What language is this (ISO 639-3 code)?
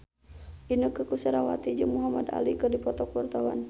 sun